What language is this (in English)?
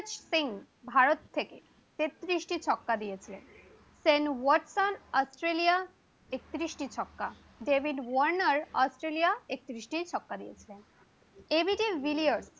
Bangla